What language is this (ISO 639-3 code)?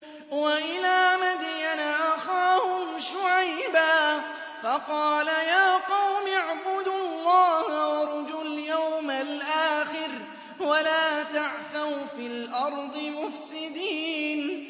ara